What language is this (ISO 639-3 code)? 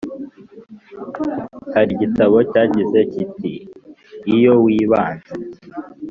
kin